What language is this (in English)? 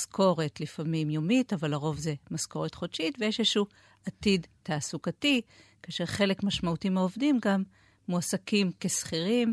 Hebrew